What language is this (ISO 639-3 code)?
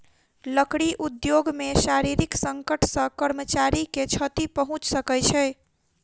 mai